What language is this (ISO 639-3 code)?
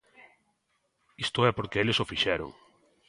glg